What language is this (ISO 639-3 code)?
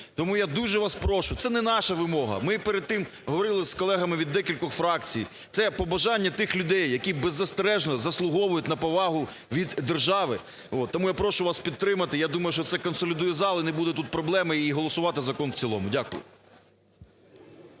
ukr